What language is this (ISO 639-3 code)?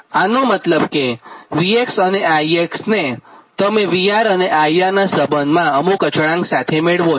guj